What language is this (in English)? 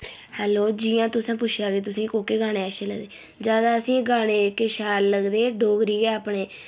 Dogri